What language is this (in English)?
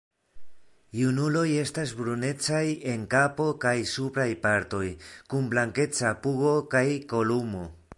Esperanto